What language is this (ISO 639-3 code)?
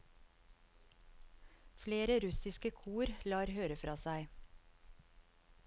nor